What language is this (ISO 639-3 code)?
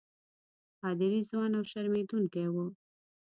pus